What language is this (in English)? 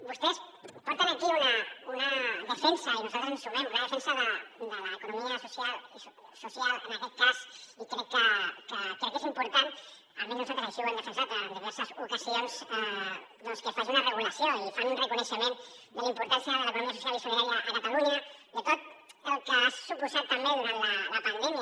Catalan